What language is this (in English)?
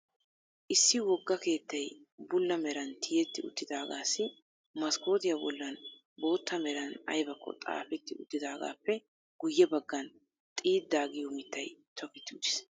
Wolaytta